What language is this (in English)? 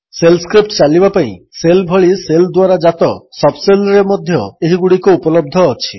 Odia